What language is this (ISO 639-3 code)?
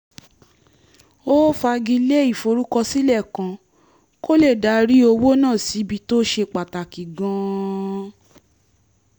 yor